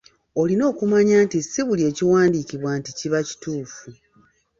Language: Ganda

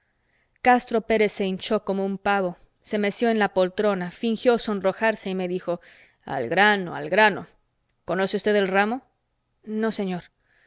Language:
Spanish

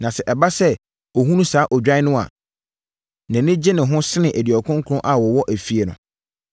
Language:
Akan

